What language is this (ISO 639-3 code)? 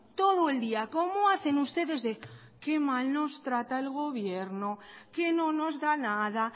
spa